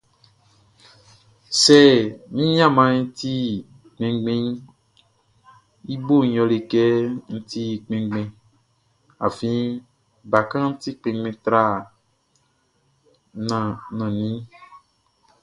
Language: Baoulé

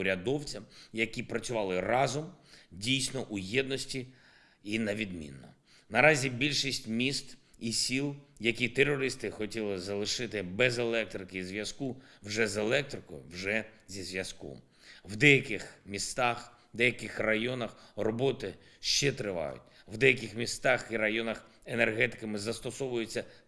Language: Ukrainian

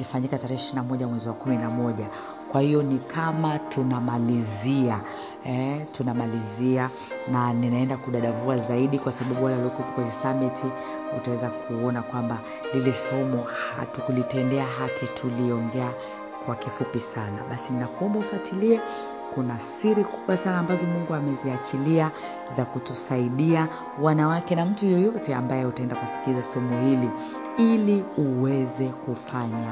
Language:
Swahili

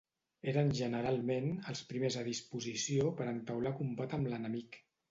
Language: Catalan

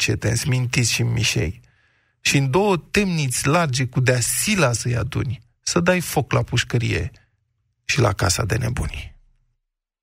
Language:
Romanian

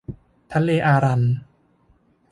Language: Thai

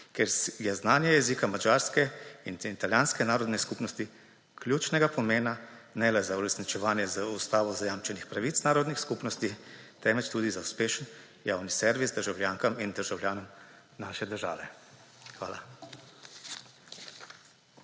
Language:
Slovenian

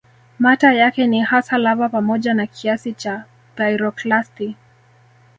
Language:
Swahili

